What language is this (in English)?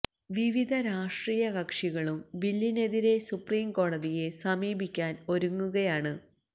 Malayalam